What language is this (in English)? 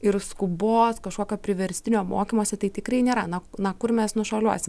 Lithuanian